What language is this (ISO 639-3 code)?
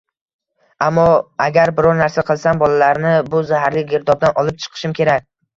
uzb